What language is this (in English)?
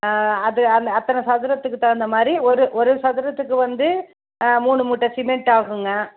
Tamil